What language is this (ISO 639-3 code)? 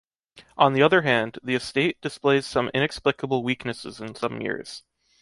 eng